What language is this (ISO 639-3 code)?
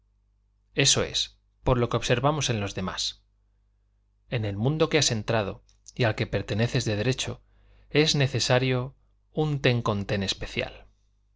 spa